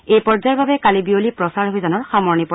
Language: Assamese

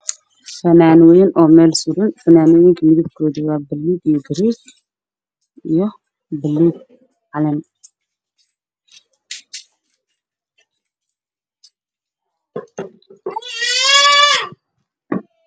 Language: Somali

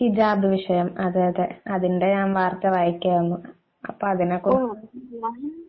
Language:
Malayalam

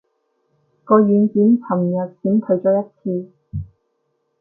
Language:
Cantonese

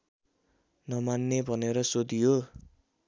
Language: Nepali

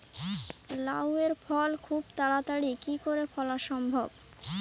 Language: Bangla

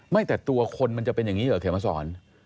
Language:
Thai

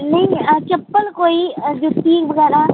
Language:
Dogri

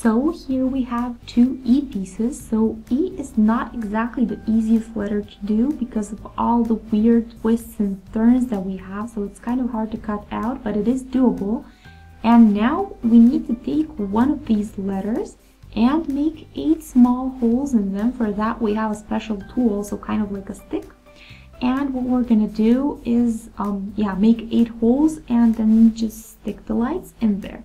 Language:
English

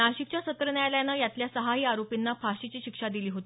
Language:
Marathi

